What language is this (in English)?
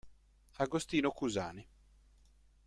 Italian